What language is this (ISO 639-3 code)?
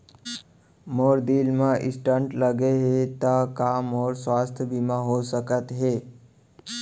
hne